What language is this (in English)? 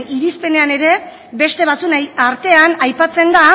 Basque